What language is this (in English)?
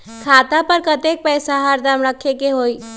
Magahi